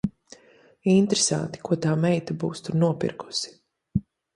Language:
Latvian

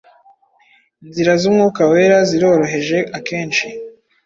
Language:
Kinyarwanda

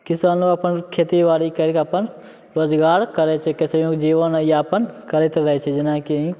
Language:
Maithili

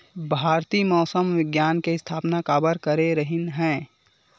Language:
Chhattisgarhi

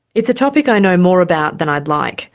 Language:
English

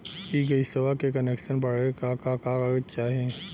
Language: Bhojpuri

